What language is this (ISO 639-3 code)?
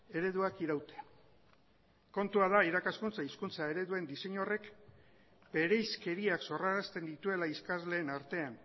eus